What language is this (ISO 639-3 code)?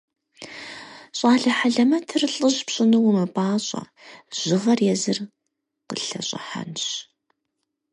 kbd